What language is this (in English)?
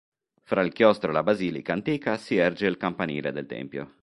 Italian